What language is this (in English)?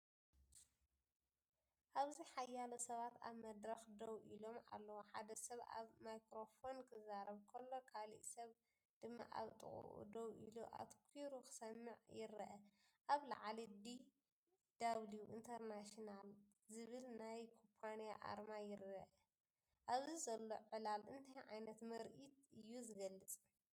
Tigrinya